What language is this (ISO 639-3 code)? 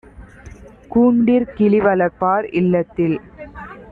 tam